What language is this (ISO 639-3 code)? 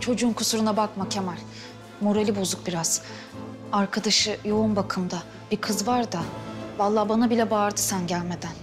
tur